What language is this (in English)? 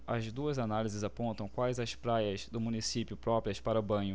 Portuguese